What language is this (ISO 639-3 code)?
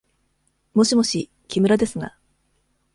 jpn